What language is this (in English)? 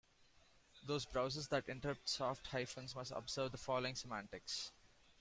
English